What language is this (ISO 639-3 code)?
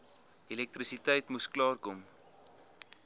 afr